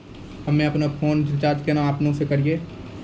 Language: Maithili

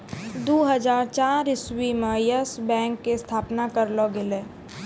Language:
Maithili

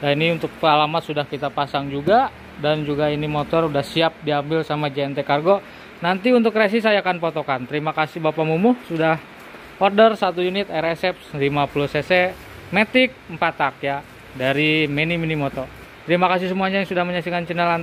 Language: Indonesian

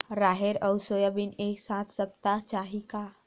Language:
Chhattisgarhi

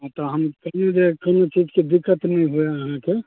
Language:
Maithili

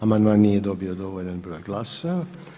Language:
Croatian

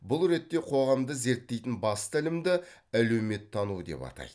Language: Kazakh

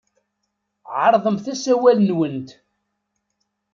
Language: Kabyle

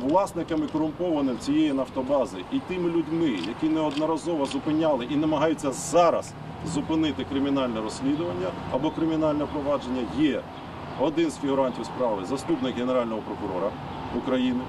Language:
Ukrainian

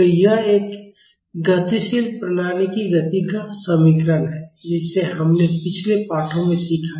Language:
Hindi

